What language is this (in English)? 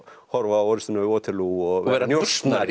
Icelandic